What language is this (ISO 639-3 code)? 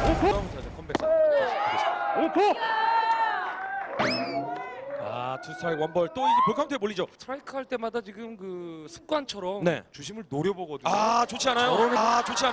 kor